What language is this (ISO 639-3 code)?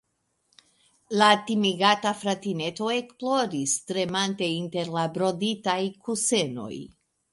epo